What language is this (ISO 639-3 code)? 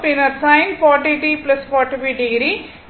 tam